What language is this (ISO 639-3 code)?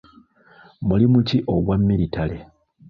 lug